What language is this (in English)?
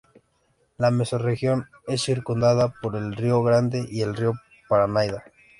Spanish